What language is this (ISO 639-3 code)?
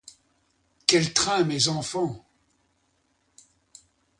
fra